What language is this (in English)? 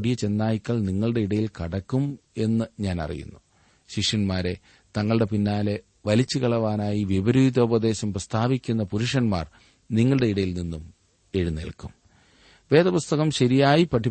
Malayalam